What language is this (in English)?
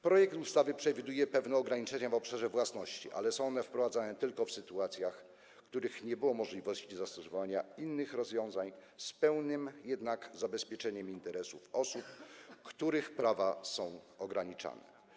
Polish